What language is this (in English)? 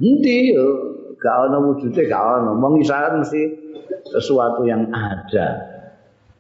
Indonesian